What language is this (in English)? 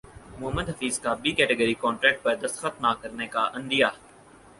Urdu